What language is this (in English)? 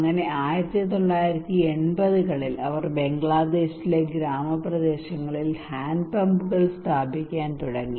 Malayalam